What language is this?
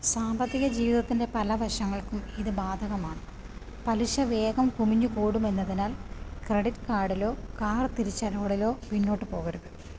Malayalam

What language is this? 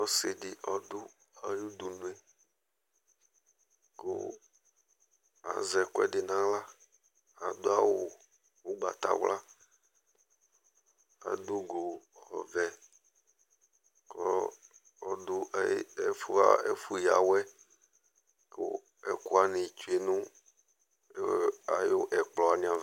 Ikposo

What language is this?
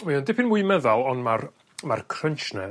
Welsh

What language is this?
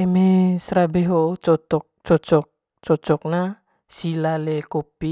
Manggarai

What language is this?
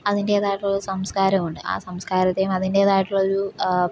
Malayalam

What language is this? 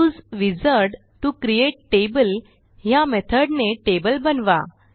Marathi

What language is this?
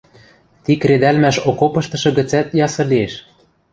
Western Mari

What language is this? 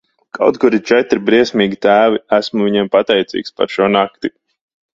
Latvian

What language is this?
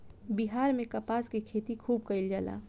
Bhojpuri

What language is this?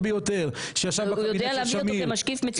Hebrew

